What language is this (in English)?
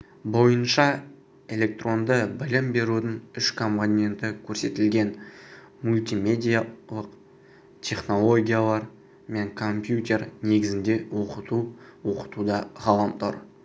Kazakh